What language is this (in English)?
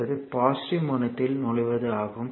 Tamil